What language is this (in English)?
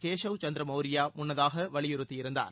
Tamil